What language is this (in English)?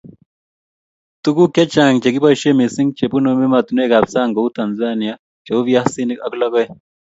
Kalenjin